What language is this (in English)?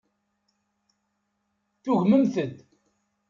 Kabyle